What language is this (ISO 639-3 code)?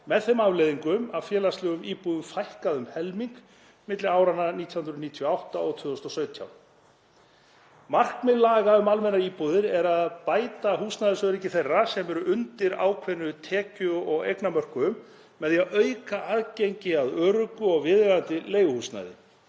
isl